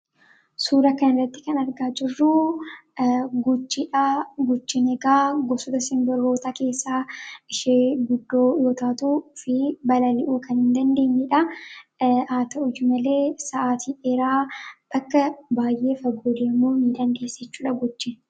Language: Oromo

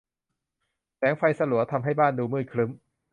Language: Thai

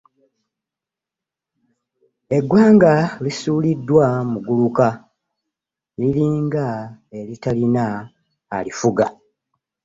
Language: Ganda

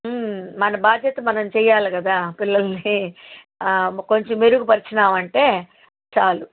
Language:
Telugu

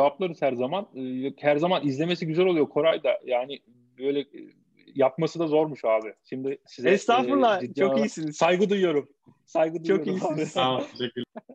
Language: Turkish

